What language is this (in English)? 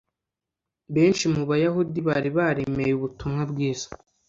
Kinyarwanda